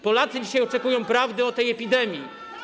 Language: Polish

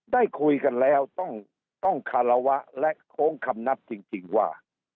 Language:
Thai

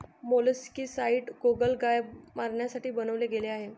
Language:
Marathi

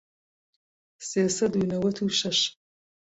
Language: Central Kurdish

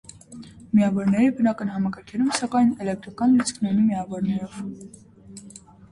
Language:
Armenian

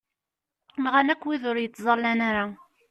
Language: Kabyle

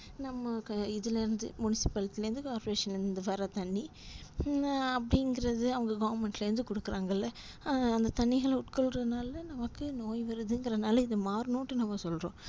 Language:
Tamil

